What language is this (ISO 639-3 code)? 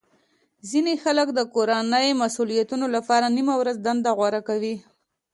pus